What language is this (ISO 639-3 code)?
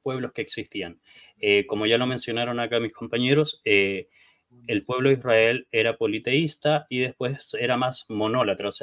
spa